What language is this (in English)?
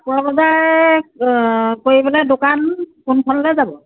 Assamese